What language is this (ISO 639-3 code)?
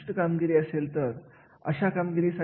mar